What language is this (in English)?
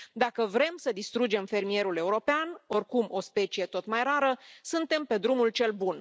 Romanian